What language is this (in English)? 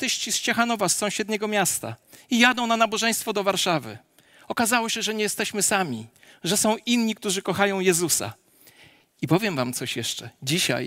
Polish